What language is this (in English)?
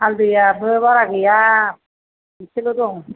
Bodo